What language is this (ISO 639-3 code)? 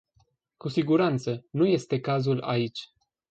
ron